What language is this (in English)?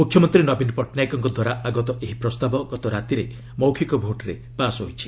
Odia